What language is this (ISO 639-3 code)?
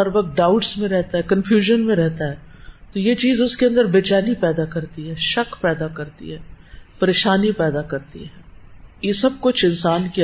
urd